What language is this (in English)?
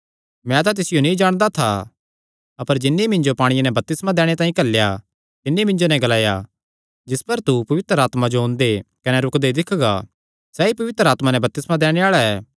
Kangri